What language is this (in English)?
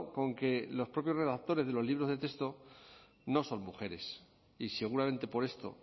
Spanish